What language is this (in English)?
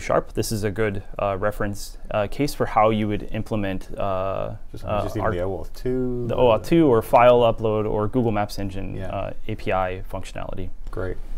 English